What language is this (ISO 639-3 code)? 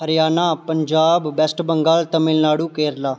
doi